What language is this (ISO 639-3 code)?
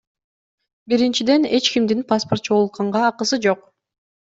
kir